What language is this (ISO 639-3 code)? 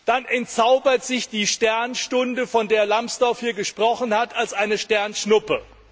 deu